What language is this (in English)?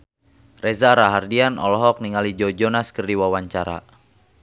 Sundanese